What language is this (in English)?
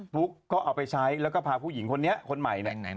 Thai